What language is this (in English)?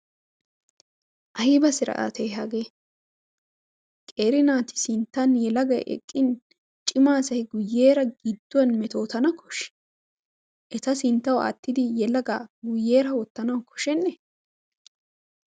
Wolaytta